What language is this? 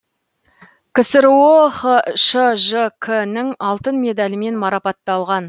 Kazakh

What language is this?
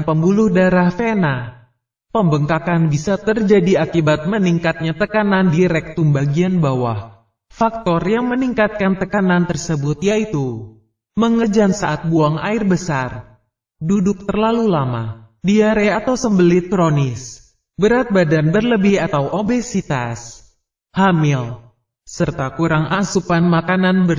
Indonesian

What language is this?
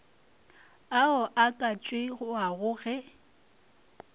Northern Sotho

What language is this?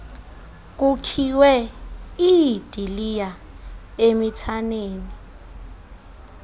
Xhosa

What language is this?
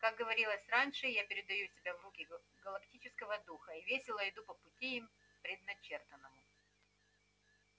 Russian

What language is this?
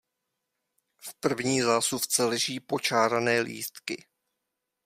Czech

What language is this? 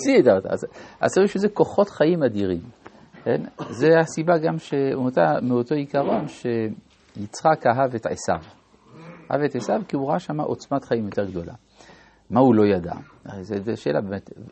Hebrew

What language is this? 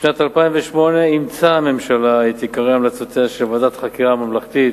Hebrew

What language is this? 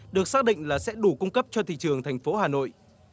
Vietnamese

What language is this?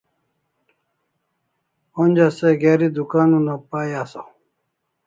Kalasha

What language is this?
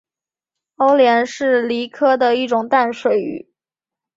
Chinese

